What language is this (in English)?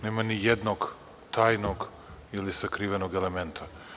Serbian